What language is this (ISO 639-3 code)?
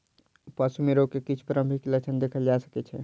mai